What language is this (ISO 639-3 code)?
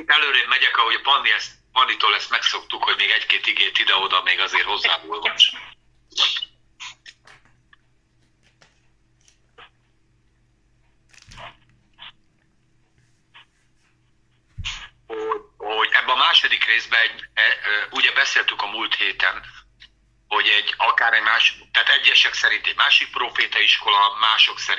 hun